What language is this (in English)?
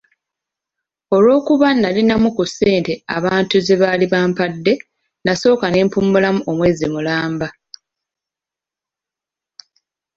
Ganda